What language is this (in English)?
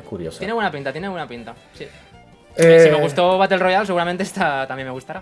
Spanish